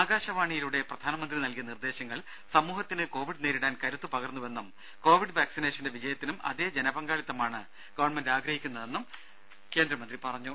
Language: Malayalam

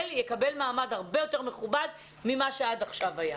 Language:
Hebrew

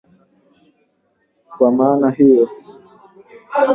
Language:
Swahili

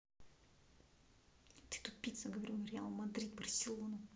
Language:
Russian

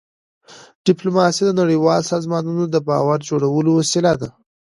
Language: Pashto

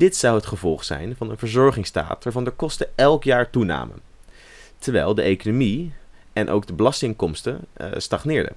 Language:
Dutch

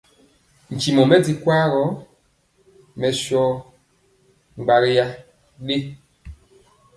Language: Mpiemo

